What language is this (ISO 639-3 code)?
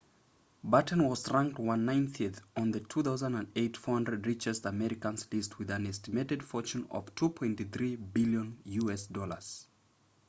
eng